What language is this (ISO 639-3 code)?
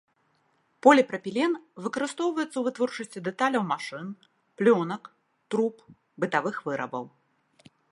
bel